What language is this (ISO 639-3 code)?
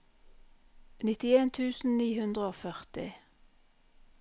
nor